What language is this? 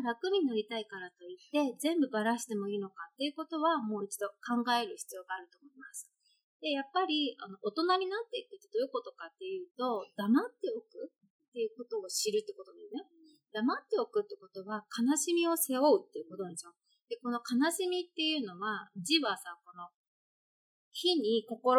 Japanese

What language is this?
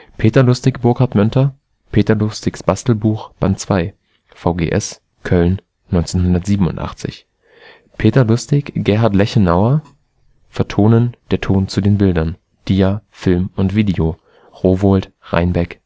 German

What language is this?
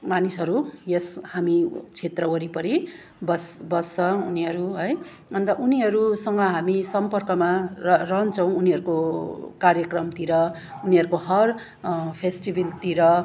Nepali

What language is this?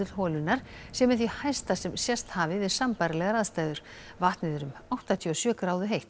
Icelandic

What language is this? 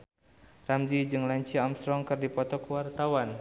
Sundanese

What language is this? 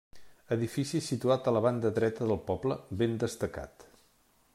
Catalan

